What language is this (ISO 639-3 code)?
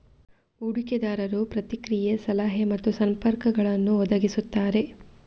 kan